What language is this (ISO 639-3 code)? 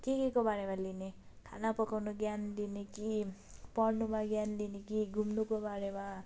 nep